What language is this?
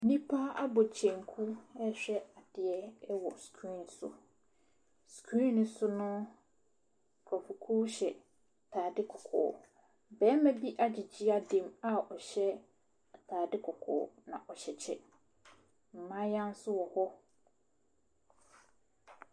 Akan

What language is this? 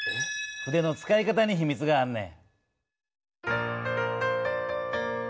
Japanese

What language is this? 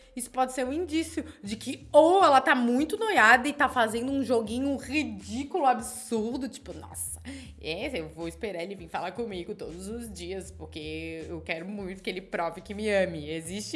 Portuguese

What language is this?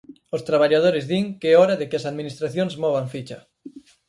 Galician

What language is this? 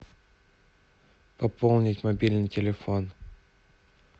Russian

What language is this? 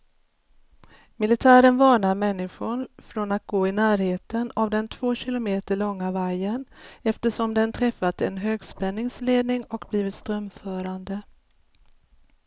Swedish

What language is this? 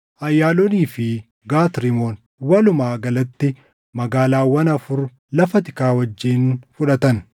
Oromo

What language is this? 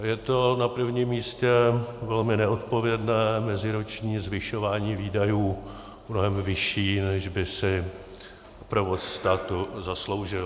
Czech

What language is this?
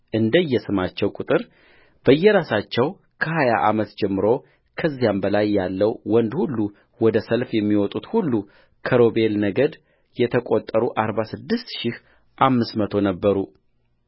Amharic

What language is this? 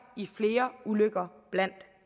Danish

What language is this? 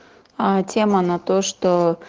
Russian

